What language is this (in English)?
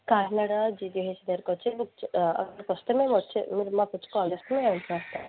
Telugu